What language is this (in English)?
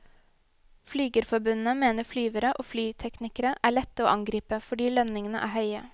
Norwegian